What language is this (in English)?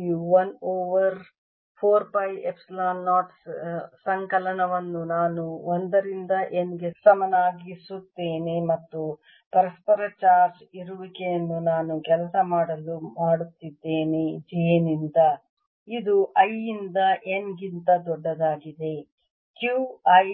Kannada